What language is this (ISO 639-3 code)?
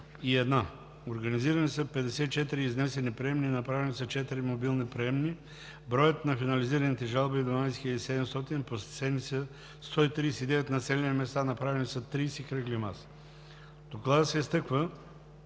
bul